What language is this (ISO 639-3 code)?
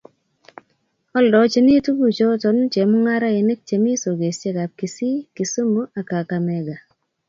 kln